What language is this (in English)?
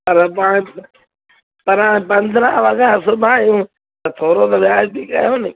Sindhi